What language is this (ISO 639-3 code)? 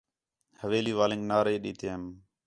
xhe